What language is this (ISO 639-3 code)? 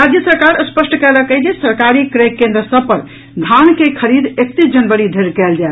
mai